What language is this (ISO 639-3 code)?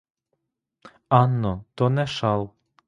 ukr